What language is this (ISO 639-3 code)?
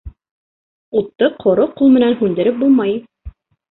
bak